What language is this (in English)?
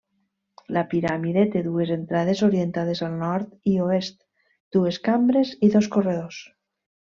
Catalan